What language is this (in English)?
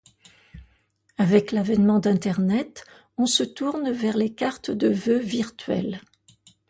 French